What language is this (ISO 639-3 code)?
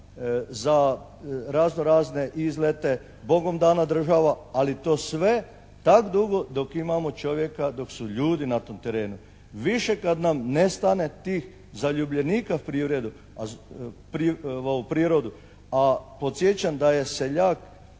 hrv